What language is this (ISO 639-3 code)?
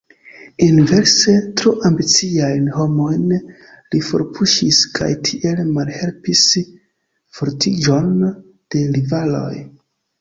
epo